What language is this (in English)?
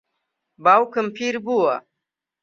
Central Kurdish